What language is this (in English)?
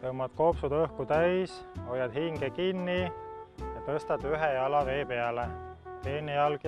Finnish